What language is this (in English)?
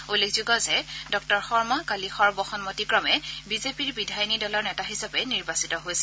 Assamese